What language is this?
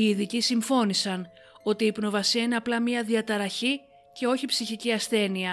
Greek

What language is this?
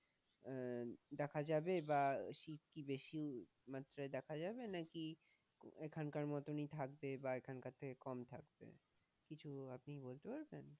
Bangla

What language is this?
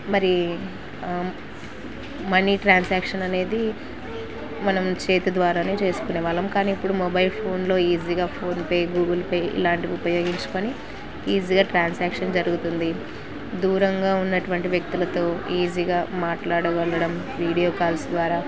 Telugu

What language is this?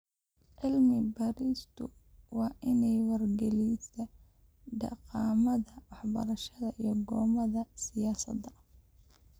Somali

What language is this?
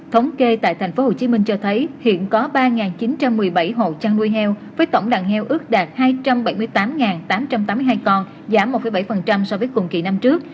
Vietnamese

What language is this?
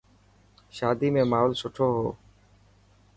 Dhatki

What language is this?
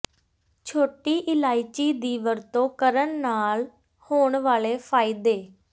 Punjabi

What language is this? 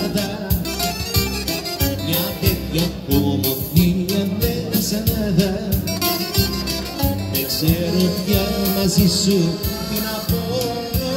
Arabic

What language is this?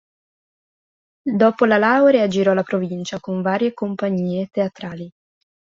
Italian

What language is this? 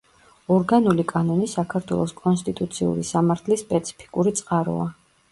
Georgian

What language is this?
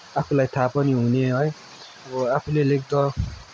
Nepali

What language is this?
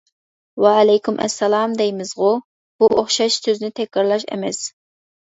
Uyghur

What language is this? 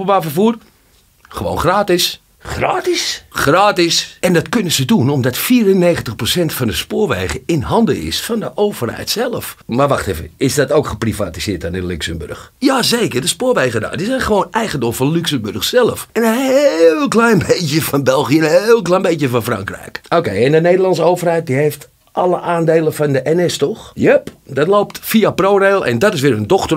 Dutch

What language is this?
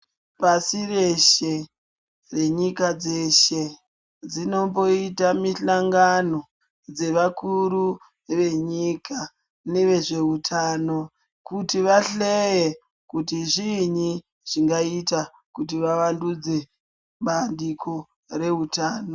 Ndau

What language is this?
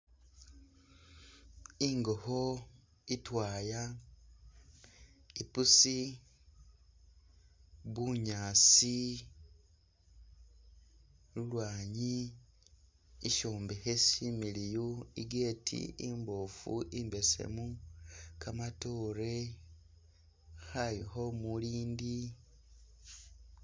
Masaaba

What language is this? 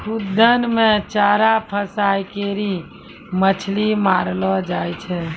Maithili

